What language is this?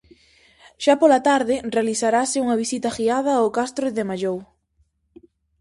Galician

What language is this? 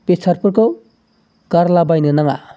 Bodo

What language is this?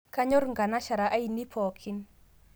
Masai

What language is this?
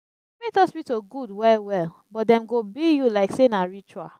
Nigerian Pidgin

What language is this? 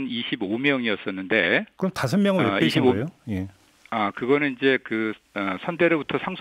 Korean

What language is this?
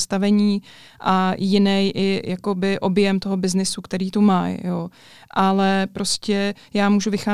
Czech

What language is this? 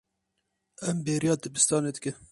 Kurdish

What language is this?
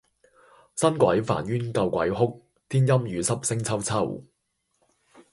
Cantonese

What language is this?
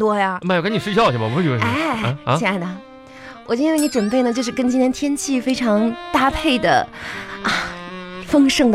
Chinese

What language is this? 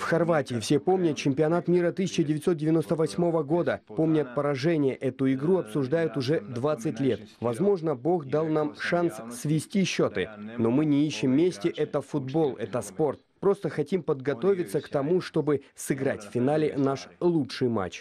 Russian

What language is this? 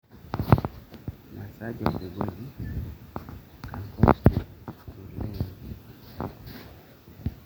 Masai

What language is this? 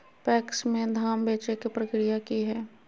Magahi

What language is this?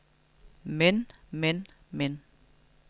Danish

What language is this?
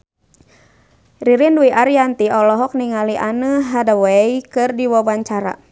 Sundanese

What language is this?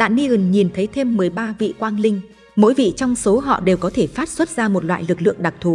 Vietnamese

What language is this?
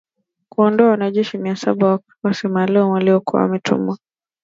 Swahili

